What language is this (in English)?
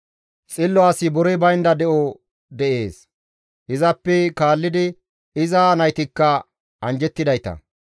Gamo